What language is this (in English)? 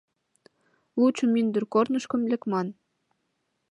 Mari